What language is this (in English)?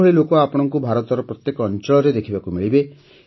Odia